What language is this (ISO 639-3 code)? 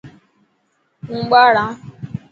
mki